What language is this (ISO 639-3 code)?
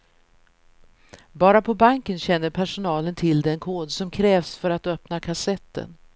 swe